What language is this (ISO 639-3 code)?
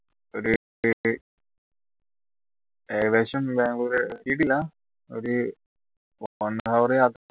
mal